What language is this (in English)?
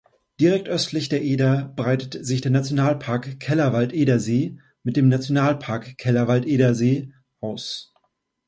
German